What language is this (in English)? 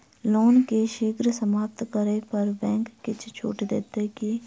Maithili